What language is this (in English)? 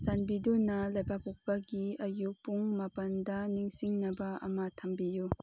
Manipuri